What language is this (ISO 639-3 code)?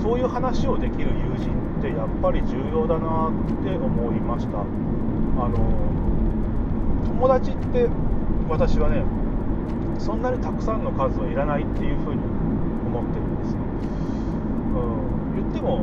jpn